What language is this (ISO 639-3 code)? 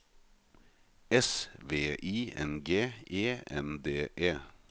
nor